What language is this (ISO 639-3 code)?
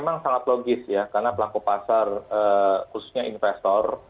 ind